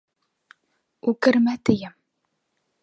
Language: Bashkir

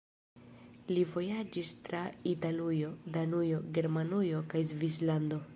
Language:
Esperanto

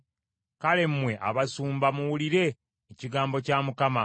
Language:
Ganda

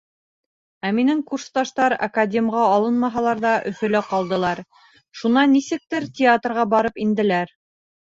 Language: Bashkir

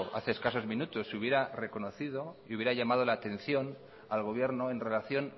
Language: Spanish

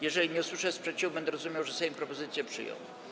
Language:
Polish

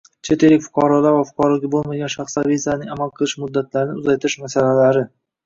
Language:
Uzbek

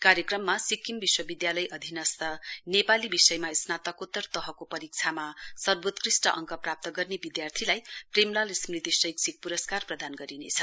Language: Nepali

